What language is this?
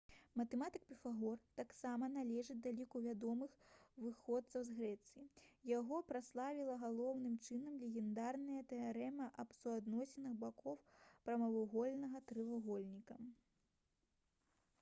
Belarusian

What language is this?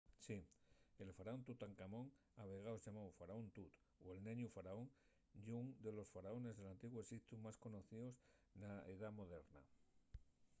Asturian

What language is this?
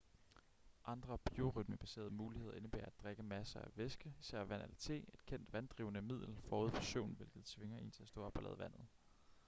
Danish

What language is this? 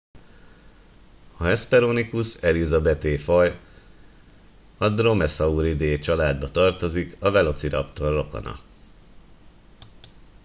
Hungarian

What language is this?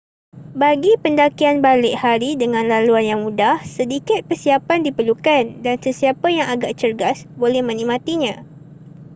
Malay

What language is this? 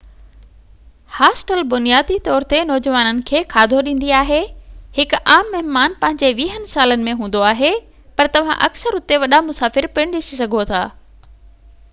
Sindhi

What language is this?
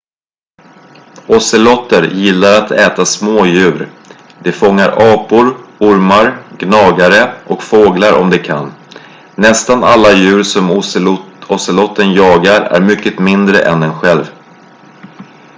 Swedish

